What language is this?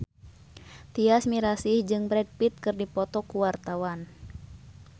Sundanese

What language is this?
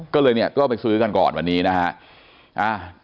Thai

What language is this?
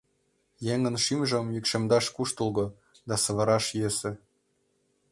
Mari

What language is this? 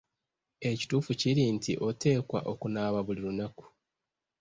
Ganda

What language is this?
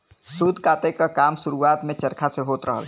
Bhojpuri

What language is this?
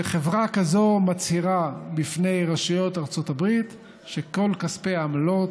Hebrew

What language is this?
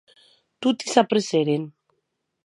Occitan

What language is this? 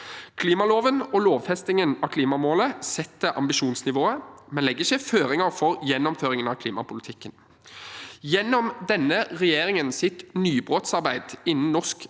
Norwegian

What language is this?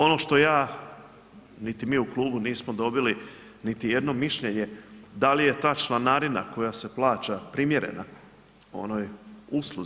Croatian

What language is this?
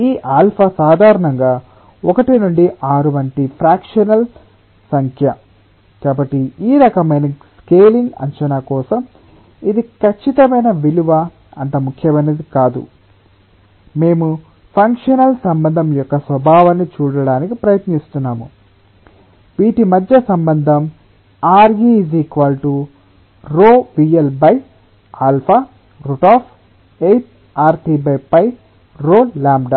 Telugu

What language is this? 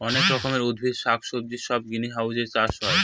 Bangla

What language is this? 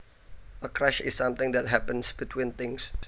Javanese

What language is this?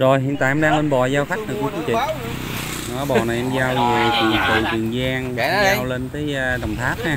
Vietnamese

